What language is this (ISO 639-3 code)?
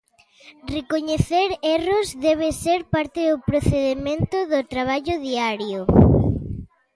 glg